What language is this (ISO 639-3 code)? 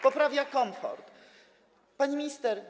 pol